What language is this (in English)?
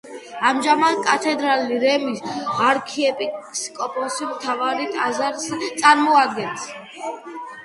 Georgian